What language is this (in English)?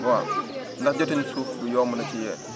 Wolof